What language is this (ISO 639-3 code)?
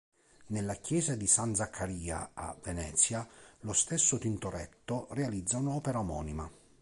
ita